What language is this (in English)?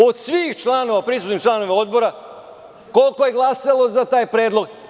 Serbian